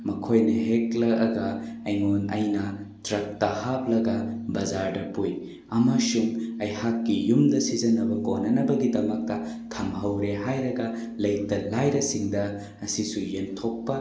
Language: Manipuri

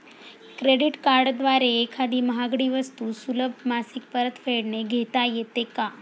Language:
Marathi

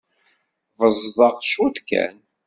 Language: Kabyle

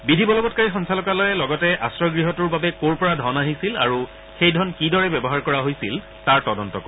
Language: Assamese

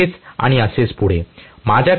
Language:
Marathi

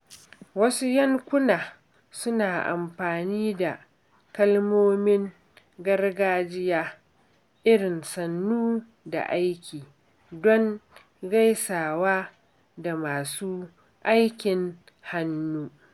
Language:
Hausa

